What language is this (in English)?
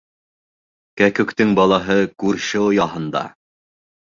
Bashkir